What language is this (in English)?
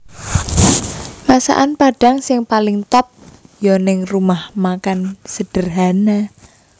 Javanese